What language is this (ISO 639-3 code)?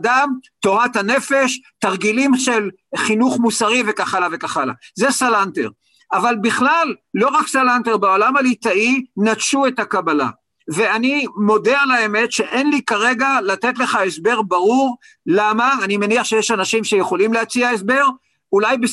heb